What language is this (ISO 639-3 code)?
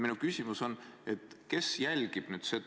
est